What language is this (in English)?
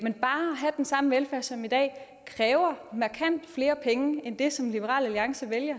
Danish